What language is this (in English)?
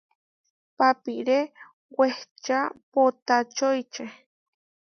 Huarijio